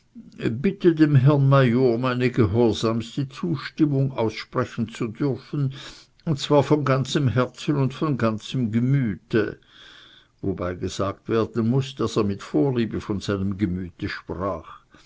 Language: German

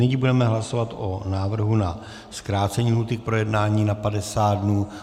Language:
Czech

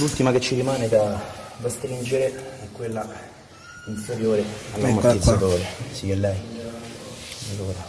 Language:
Italian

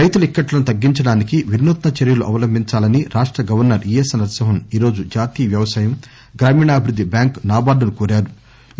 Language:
Telugu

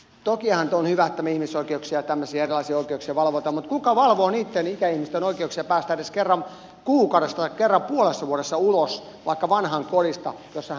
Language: Finnish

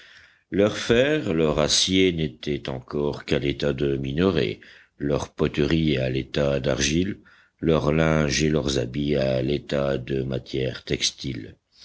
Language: French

